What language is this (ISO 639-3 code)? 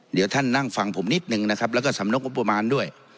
tha